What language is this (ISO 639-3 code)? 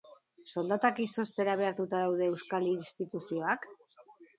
eus